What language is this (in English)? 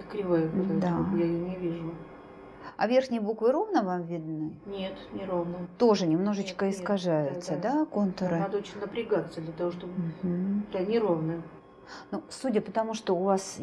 Russian